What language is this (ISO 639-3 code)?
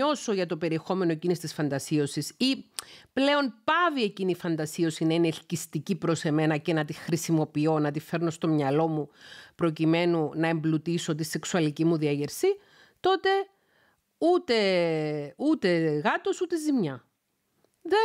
ell